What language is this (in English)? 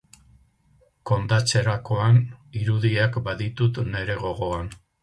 Basque